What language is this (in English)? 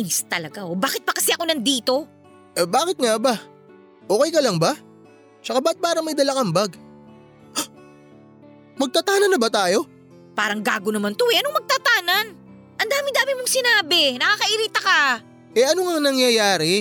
Filipino